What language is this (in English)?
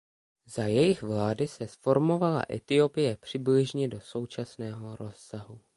Czech